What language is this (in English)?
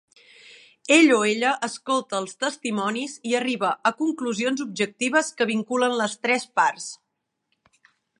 Catalan